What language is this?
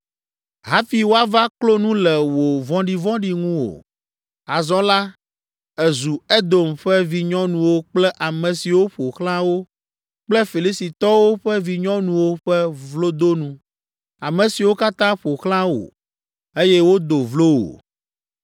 Ewe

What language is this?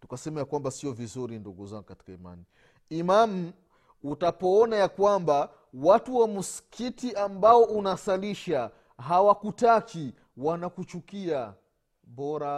Swahili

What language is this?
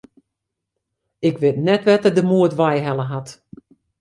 Western Frisian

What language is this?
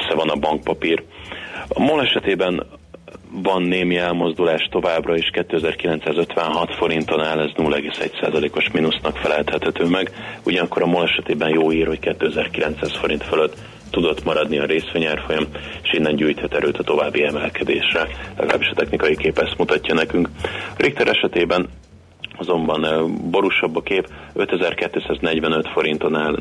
Hungarian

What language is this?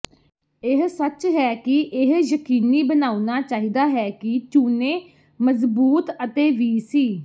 Punjabi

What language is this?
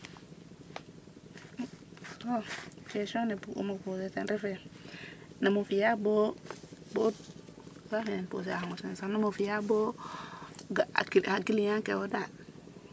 Serer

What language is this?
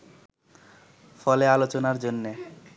Bangla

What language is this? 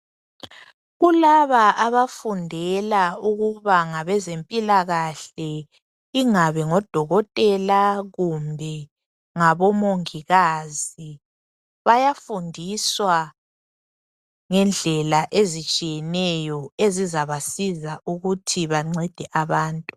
North Ndebele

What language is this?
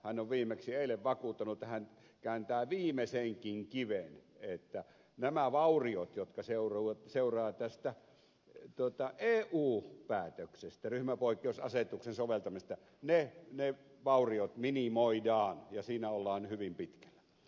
Finnish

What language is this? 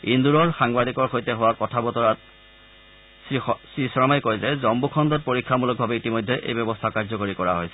Assamese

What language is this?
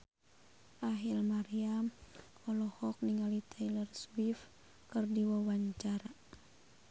Sundanese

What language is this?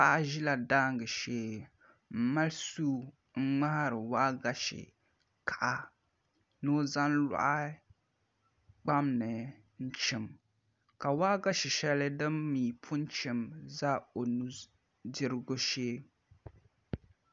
Dagbani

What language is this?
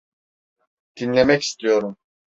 Turkish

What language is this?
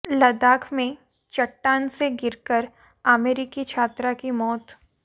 Hindi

